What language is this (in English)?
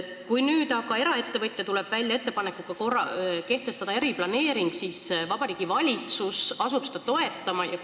Estonian